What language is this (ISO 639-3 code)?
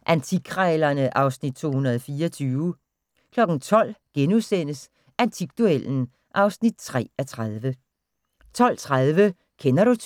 dan